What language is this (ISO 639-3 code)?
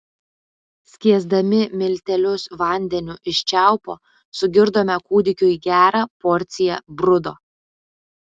lit